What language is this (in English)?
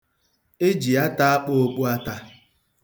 Igbo